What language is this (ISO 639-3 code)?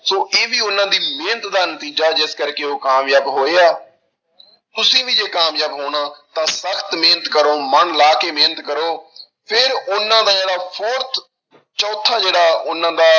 pan